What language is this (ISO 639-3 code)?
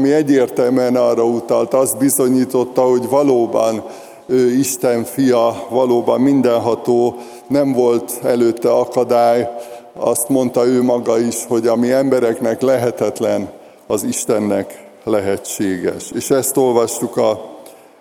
hun